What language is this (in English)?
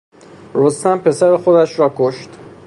Persian